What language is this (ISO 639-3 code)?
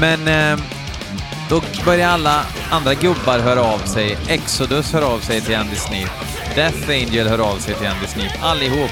swe